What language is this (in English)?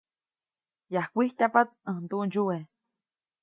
Copainalá Zoque